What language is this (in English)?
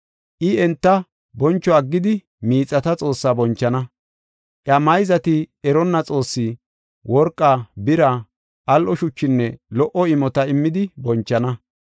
Gofa